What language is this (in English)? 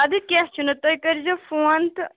Kashmiri